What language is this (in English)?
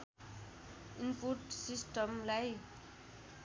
Nepali